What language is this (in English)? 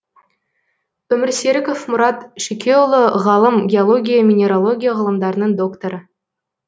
Kazakh